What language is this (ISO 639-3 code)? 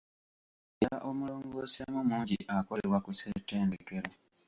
lug